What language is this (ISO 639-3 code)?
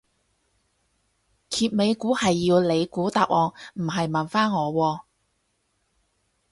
yue